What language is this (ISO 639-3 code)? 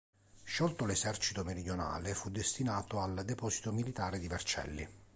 ita